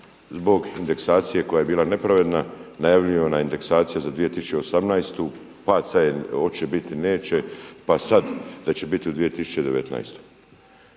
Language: Croatian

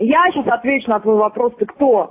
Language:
Russian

